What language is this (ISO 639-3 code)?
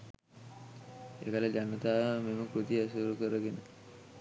sin